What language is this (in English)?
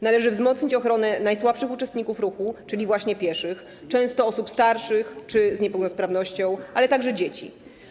Polish